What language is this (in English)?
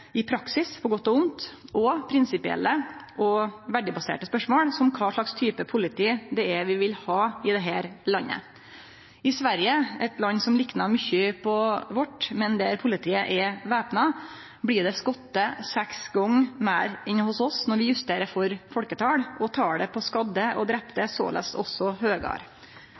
Norwegian Nynorsk